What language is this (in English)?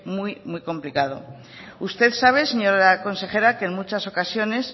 Spanish